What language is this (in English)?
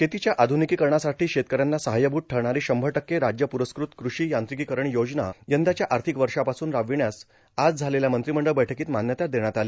Marathi